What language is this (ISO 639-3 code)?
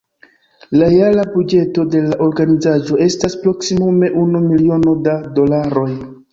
epo